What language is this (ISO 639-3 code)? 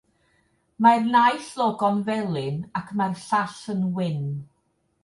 cym